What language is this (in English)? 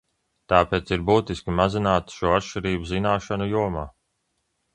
Latvian